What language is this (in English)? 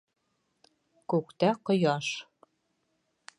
Bashkir